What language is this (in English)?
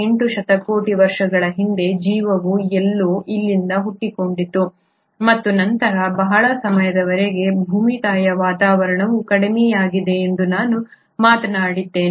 Kannada